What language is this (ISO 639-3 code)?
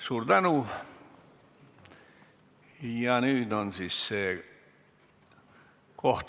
est